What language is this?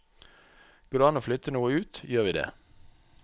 Norwegian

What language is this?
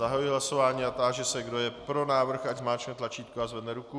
Czech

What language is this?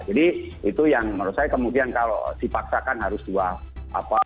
Indonesian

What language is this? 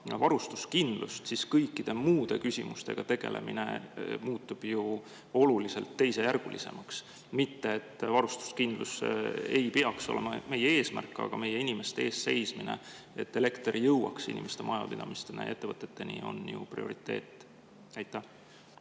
Estonian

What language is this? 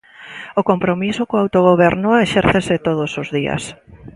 Galician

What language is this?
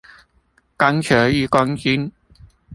Chinese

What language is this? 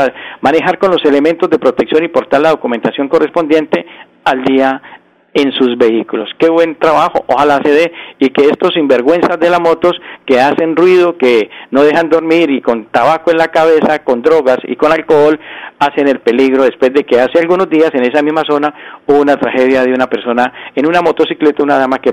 Spanish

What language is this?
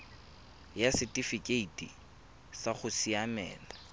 Tswana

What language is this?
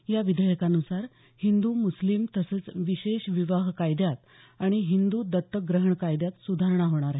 Marathi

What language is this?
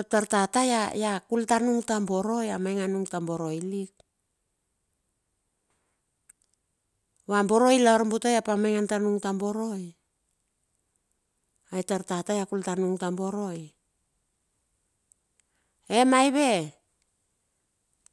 Bilur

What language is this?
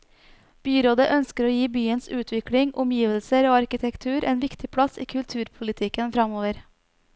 Norwegian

